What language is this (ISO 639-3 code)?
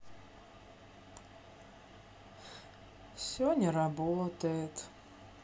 rus